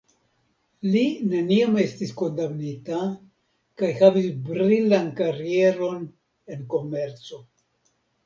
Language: Esperanto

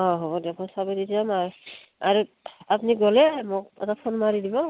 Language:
Assamese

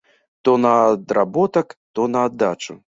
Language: Belarusian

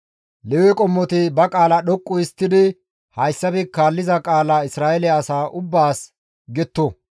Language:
Gamo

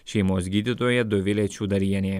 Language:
Lithuanian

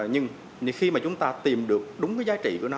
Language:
Vietnamese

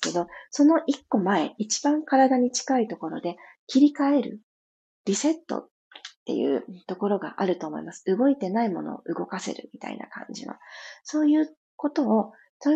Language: Japanese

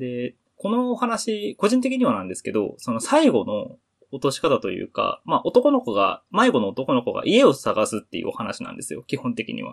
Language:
Japanese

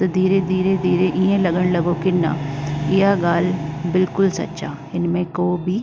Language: Sindhi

